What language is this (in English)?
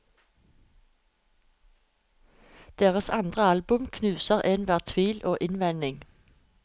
Norwegian